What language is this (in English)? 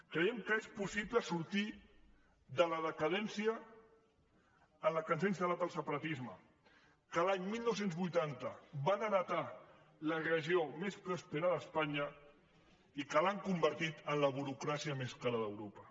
Catalan